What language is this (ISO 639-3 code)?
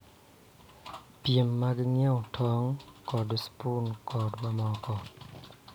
luo